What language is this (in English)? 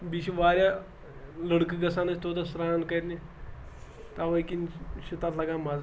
Kashmiri